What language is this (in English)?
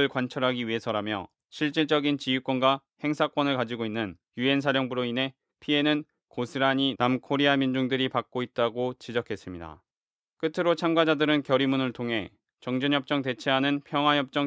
Korean